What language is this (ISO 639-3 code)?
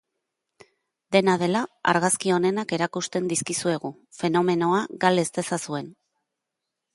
eus